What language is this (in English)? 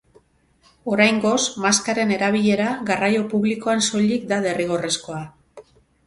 Basque